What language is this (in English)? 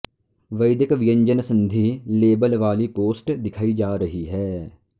Sanskrit